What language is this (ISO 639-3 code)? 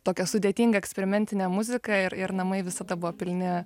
lit